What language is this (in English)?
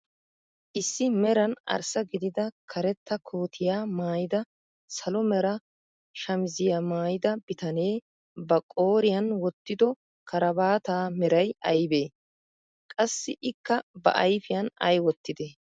Wolaytta